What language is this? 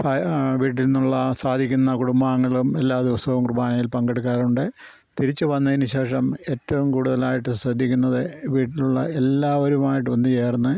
Malayalam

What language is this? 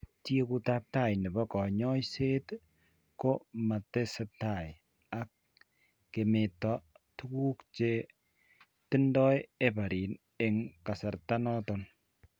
Kalenjin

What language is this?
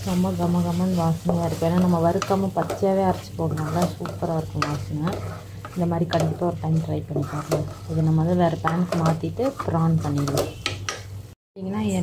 Romanian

